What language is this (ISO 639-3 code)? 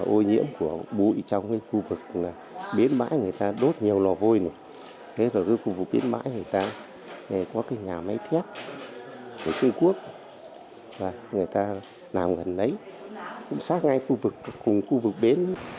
vie